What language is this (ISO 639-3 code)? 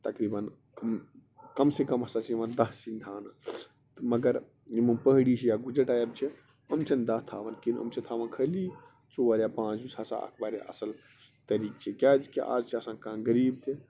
kas